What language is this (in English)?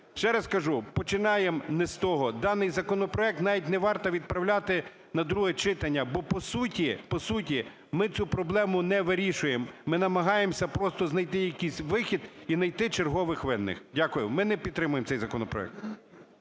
Ukrainian